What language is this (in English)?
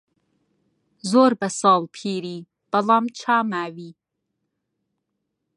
Central Kurdish